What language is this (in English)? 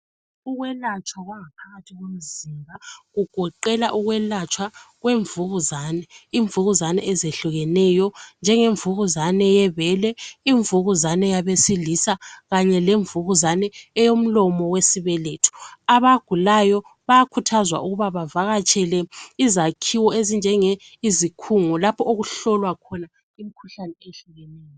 North Ndebele